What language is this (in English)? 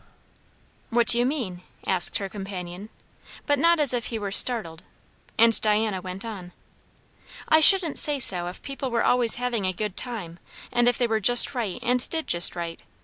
English